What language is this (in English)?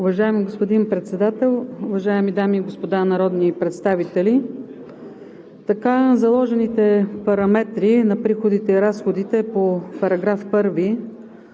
Bulgarian